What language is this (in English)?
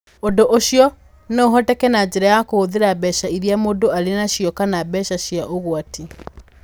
Kikuyu